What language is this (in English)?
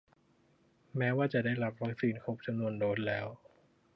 Thai